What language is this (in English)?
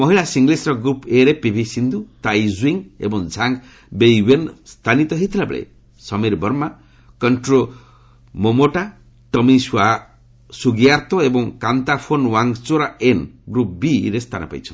Odia